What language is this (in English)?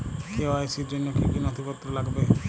Bangla